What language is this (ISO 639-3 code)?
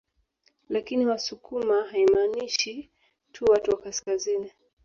swa